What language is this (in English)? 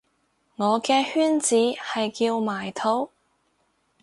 Cantonese